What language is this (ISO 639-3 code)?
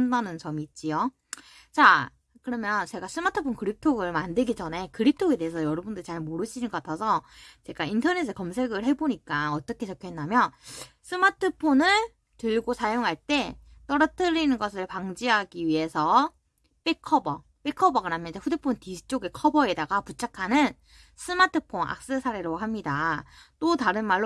kor